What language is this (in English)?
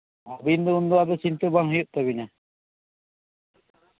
Santali